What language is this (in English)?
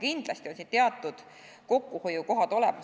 Estonian